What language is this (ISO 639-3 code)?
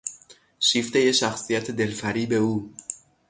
fas